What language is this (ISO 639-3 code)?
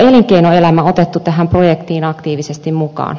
fin